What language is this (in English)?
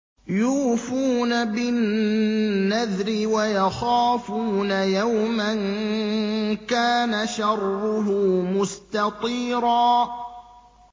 Arabic